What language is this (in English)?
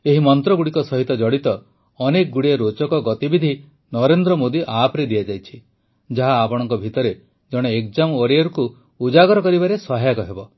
Odia